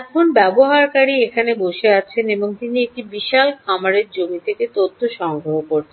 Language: Bangla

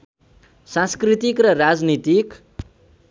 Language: Nepali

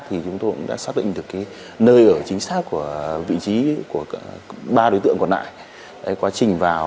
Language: Vietnamese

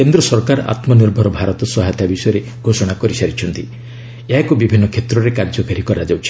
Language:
Odia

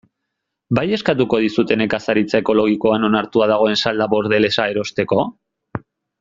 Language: Basque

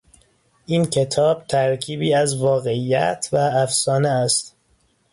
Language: Persian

